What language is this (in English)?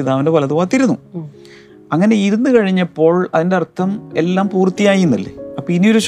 Malayalam